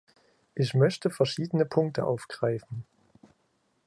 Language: German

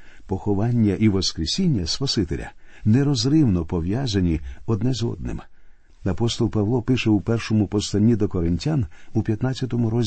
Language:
Ukrainian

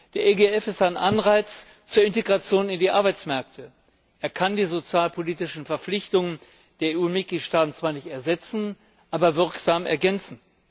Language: German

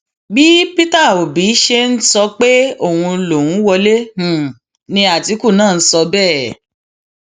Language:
Yoruba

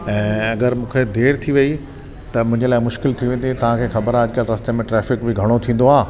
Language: Sindhi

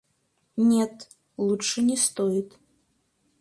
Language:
Russian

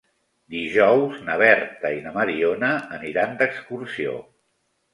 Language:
Catalan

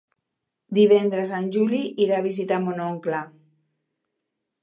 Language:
Catalan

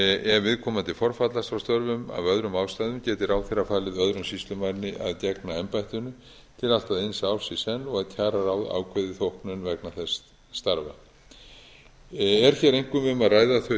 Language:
Icelandic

